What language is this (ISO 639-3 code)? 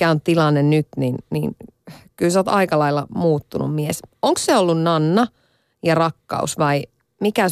fin